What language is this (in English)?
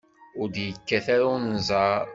Kabyle